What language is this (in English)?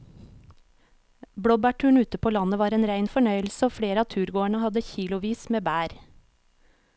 Norwegian